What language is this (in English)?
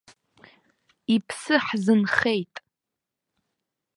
Abkhazian